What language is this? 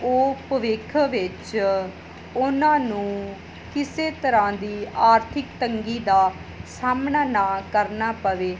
Punjabi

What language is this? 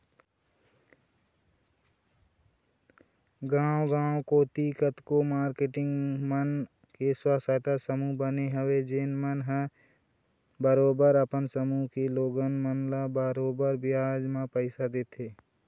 Chhattisgarhi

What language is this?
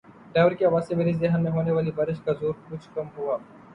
Urdu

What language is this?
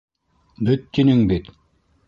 Bashkir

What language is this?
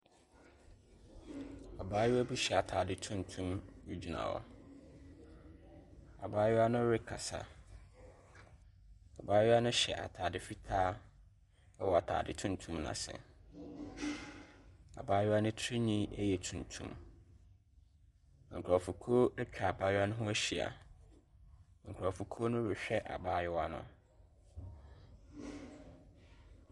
Akan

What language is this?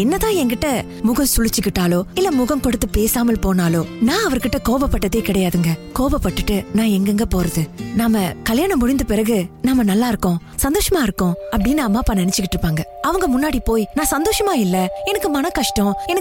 Tamil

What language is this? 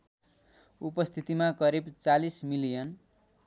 Nepali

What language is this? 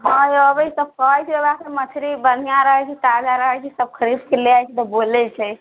Maithili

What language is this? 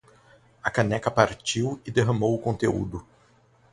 Portuguese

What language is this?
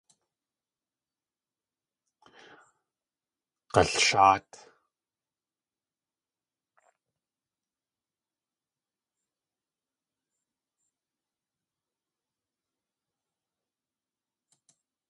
Tlingit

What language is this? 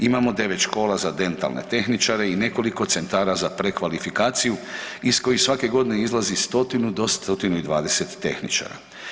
Croatian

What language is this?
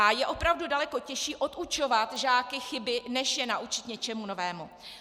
Czech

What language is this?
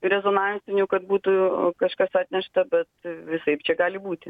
Lithuanian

